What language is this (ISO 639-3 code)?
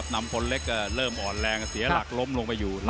tha